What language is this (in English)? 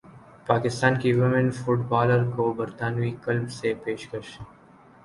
Urdu